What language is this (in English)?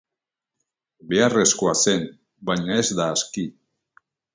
Basque